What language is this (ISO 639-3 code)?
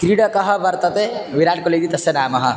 san